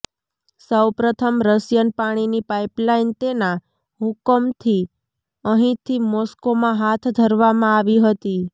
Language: Gujarati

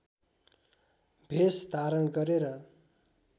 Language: Nepali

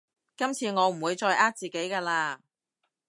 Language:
Cantonese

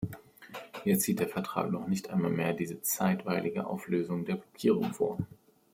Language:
German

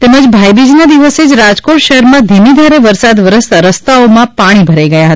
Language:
Gujarati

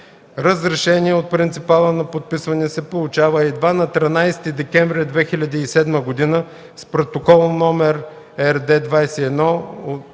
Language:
Bulgarian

